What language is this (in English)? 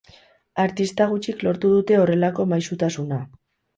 Basque